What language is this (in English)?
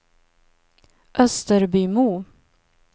Swedish